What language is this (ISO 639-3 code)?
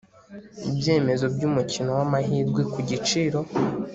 kin